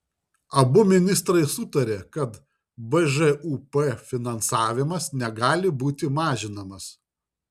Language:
Lithuanian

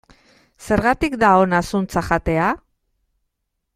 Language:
Basque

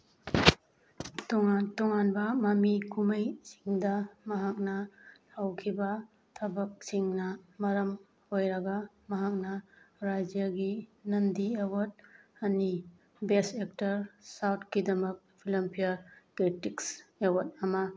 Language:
Manipuri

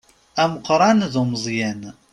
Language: Kabyle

